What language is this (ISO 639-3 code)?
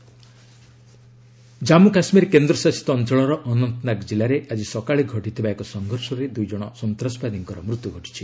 ori